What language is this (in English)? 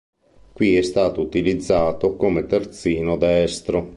Italian